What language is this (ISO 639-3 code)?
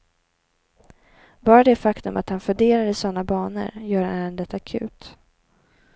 swe